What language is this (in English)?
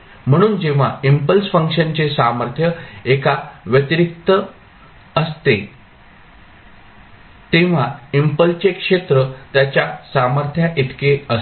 Marathi